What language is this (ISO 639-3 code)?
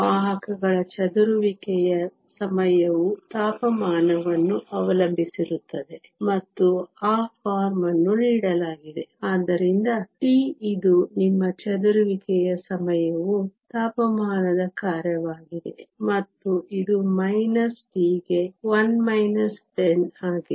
kan